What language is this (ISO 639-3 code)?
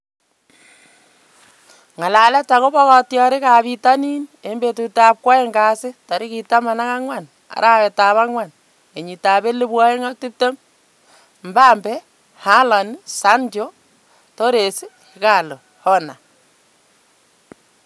kln